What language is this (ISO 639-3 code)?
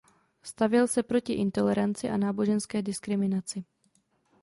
ces